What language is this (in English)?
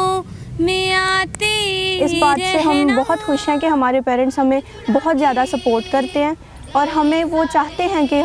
Urdu